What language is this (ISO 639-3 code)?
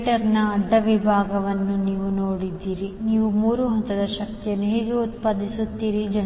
kan